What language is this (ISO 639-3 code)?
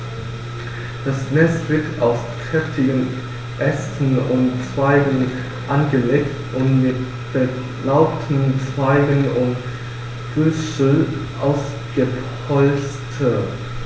deu